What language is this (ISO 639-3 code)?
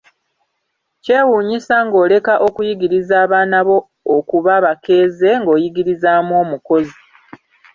lug